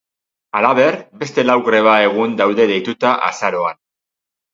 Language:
Basque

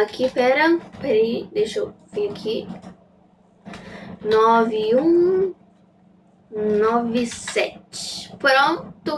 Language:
Portuguese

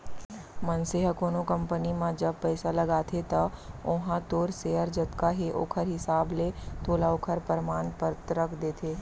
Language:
Chhattisgarhi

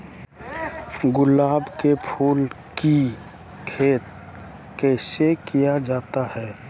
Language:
Magahi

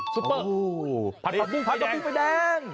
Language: Thai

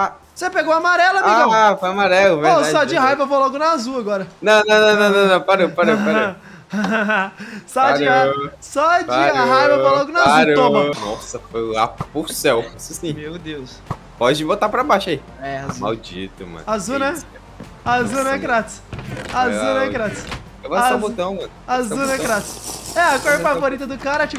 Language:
Portuguese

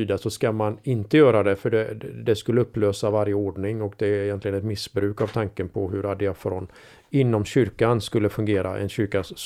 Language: Swedish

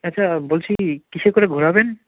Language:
Bangla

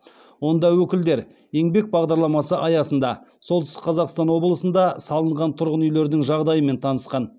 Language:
Kazakh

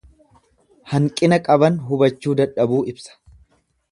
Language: Oromo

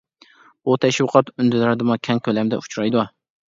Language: Uyghur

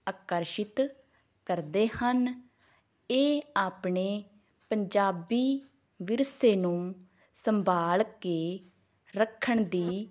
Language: Punjabi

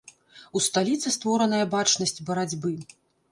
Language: Belarusian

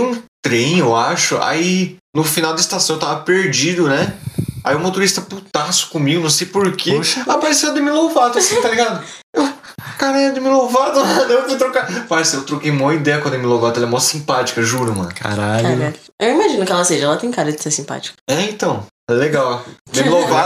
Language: Portuguese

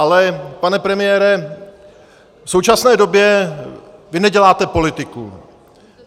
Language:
Czech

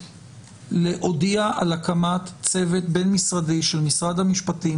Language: Hebrew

